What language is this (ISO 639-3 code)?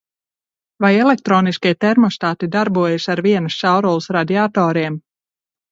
lav